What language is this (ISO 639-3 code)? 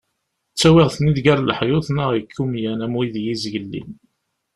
kab